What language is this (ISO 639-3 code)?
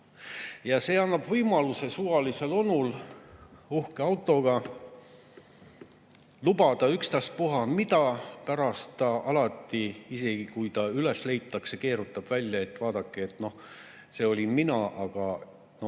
est